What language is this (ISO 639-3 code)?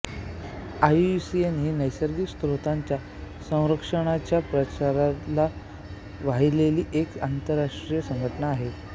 mar